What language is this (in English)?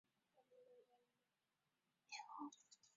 Chinese